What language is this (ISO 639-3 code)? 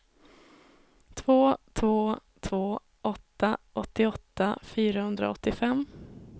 swe